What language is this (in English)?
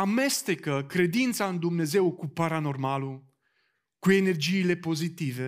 Romanian